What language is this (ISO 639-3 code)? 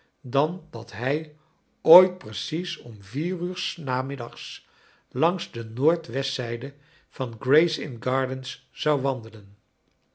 nld